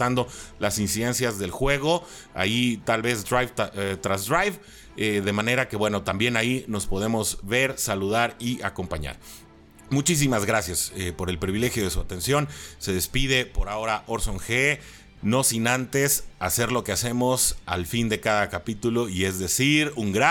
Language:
Spanish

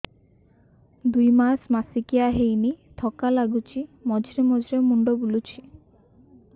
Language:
Odia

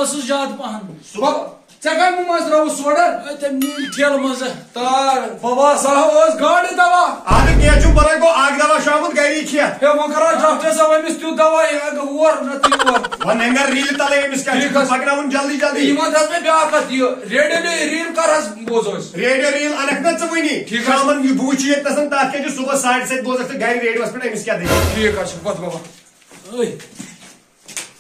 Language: Turkish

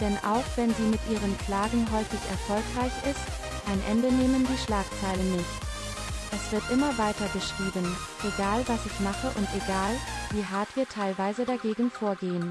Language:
German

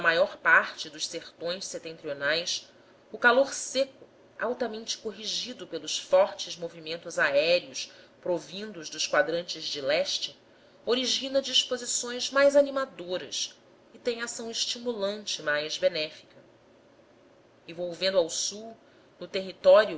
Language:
Portuguese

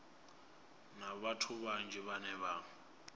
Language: Venda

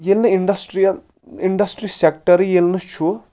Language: Kashmiri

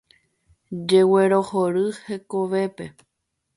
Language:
Guarani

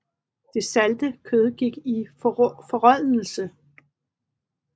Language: Danish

